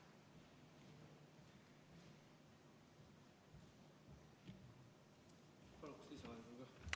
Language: Estonian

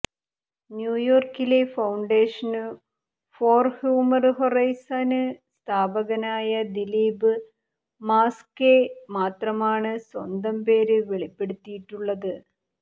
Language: Malayalam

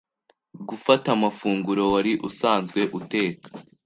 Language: Kinyarwanda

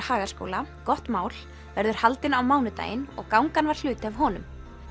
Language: Icelandic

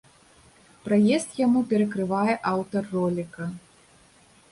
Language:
Belarusian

